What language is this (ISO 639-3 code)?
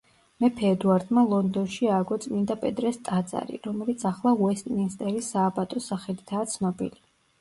kat